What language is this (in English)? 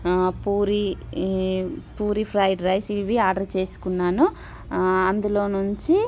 Telugu